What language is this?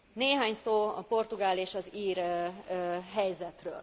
Hungarian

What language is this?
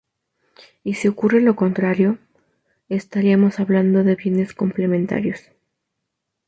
Spanish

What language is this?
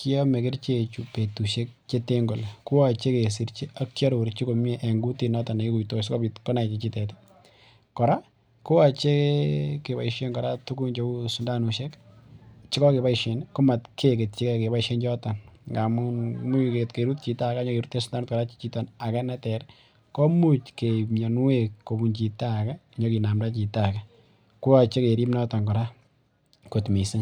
Kalenjin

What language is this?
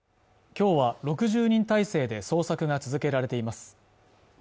Japanese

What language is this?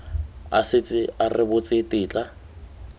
Tswana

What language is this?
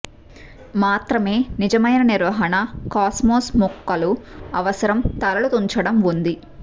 Telugu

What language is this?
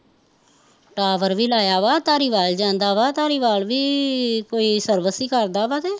Punjabi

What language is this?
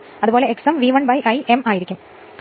Malayalam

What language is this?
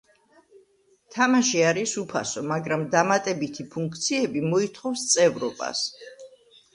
Georgian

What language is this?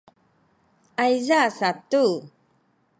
Sakizaya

